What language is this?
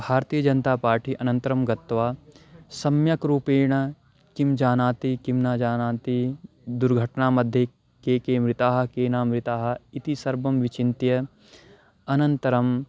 Sanskrit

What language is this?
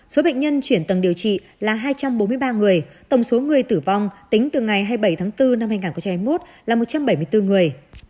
Vietnamese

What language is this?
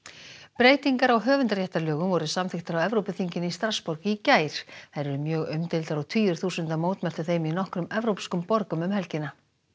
Icelandic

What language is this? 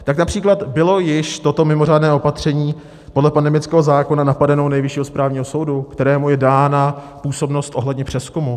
Czech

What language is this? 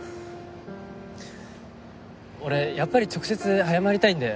Japanese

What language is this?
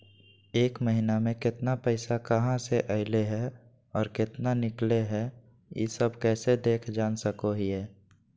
Magahi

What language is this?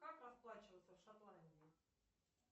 Russian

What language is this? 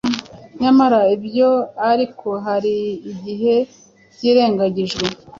Kinyarwanda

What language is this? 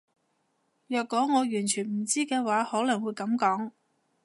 Cantonese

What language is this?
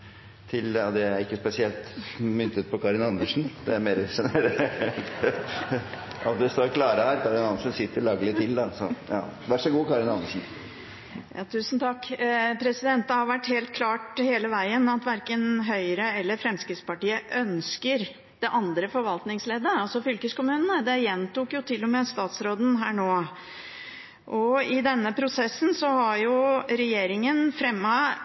Norwegian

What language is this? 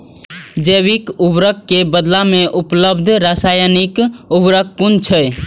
Maithili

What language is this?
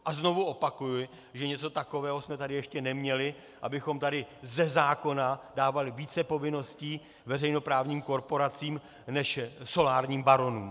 Czech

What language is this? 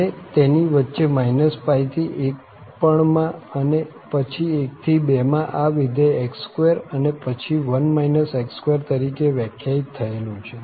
Gujarati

